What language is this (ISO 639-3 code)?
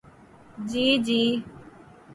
urd